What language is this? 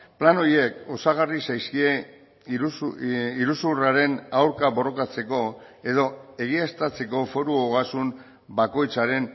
Basque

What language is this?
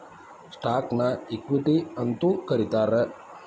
Kannada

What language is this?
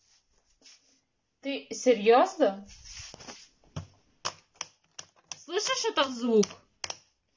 Russian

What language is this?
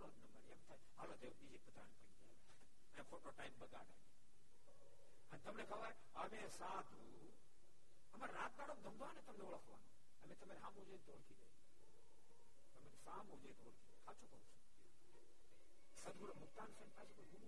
Gujarati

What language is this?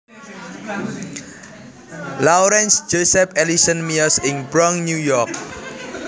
Javanese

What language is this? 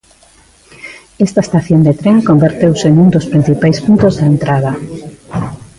Galician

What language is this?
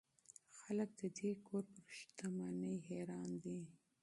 Pashto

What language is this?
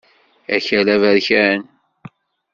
Kabyle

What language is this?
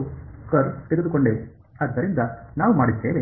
Kannada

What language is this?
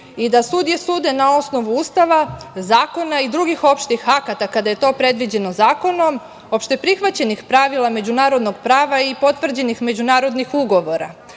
Serbian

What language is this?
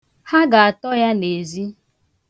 Igbo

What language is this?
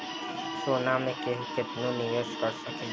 Bhojpuri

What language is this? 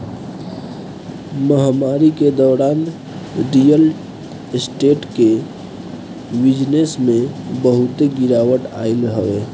Bhojpuri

